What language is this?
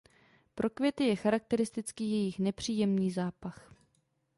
Czech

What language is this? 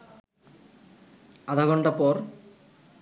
Bangla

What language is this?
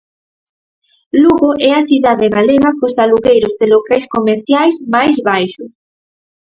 Galician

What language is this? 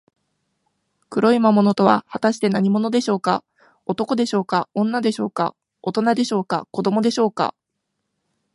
Japanese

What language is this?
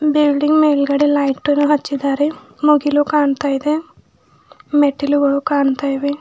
Kannada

